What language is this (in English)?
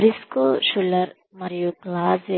Telugu